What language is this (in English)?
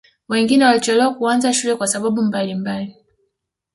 Swahili